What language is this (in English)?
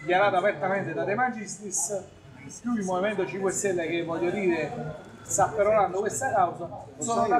Italian